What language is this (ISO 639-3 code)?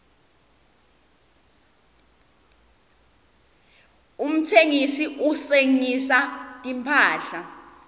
ssw